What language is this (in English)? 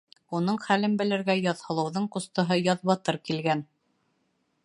Bashkir